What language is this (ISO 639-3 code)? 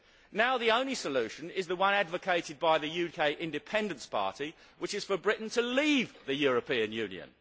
eng